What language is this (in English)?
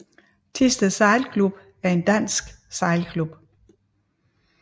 Danish